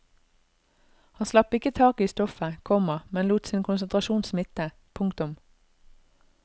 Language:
Norwegian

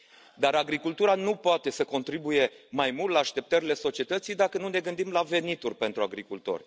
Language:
Romanian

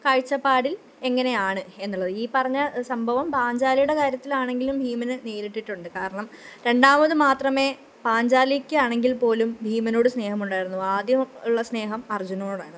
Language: Malayalam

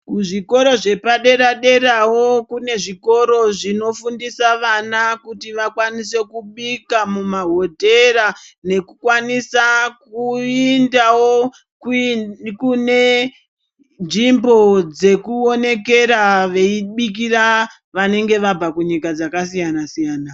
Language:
Ndau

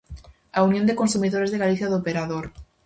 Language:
Galician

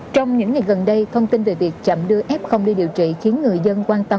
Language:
Vietnamese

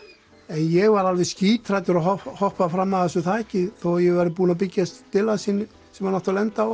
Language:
Icelandic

